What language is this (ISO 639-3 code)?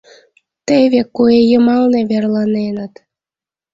chm